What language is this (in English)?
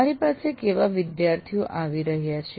Gujarati